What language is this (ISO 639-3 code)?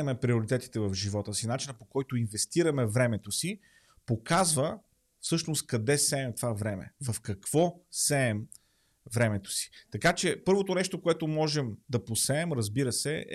bul